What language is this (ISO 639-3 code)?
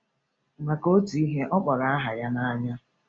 ibo